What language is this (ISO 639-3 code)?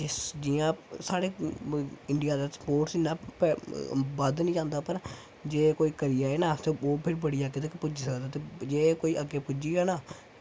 doi